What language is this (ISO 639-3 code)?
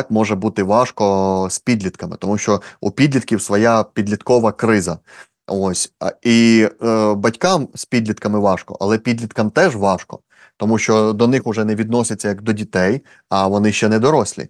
ukr